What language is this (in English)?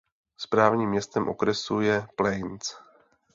Czech